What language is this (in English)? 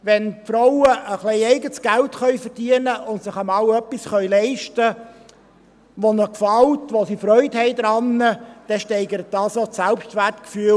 Swiss German